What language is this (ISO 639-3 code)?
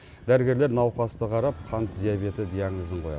kaz